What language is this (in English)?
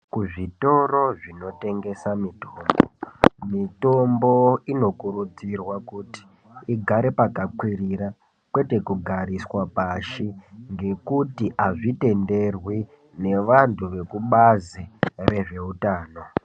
Ndau